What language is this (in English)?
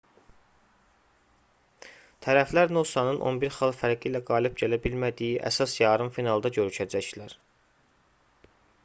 Azerbaijani